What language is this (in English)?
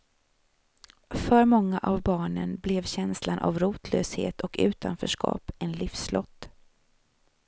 Swedish